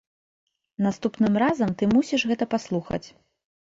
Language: Belarusian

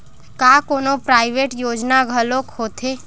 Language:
Chhattisgarhi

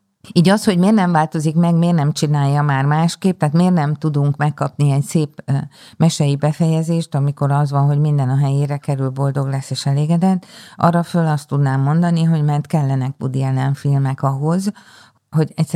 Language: Hungarian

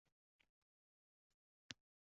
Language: Uzbek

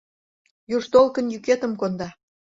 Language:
Mari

